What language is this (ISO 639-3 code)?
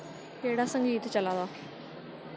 doi